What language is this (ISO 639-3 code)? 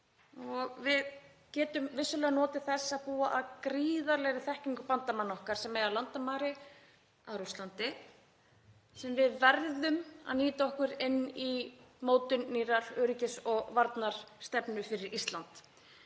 isl